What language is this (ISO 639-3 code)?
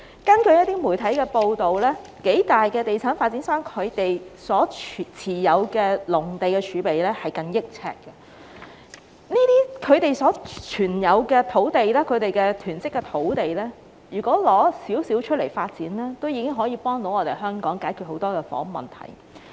yue